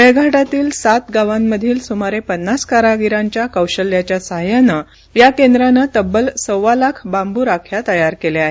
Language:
Marathi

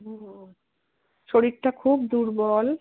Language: Bangla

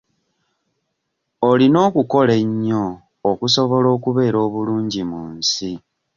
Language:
Ganda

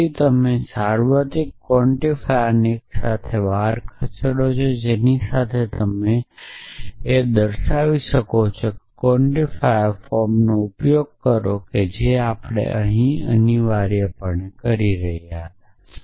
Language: Gujarati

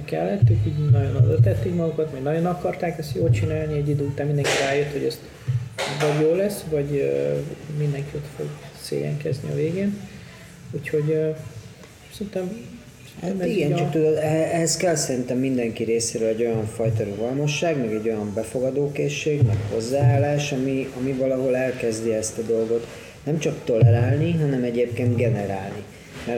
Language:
Hungarian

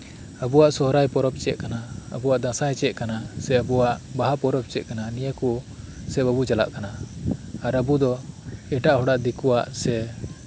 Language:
Santali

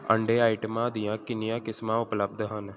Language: Punjabi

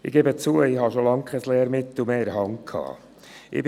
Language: Swiss German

